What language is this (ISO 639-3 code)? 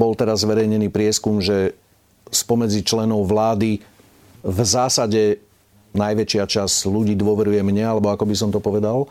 slk